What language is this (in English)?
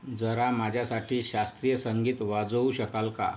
Marathi